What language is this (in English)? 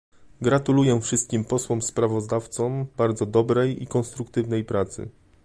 Polish